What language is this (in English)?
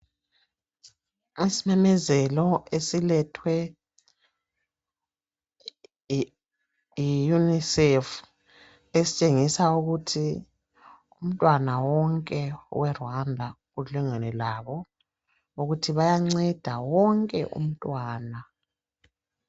North Ndebele